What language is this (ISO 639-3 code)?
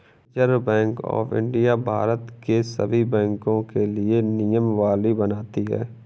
hin